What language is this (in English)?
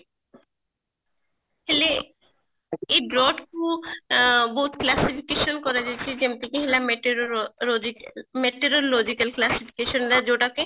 Odia